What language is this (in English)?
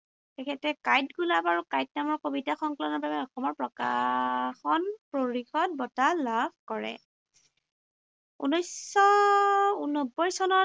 Assamese